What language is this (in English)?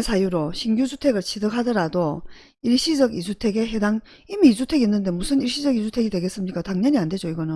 Korean